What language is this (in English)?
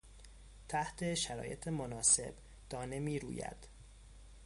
Persian